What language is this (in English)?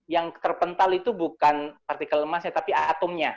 Indonesian